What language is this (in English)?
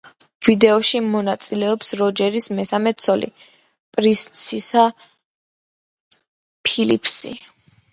Georgian